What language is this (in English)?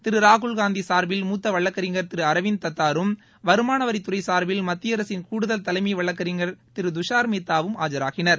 Tamil